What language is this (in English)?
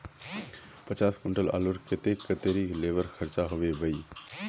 Magahi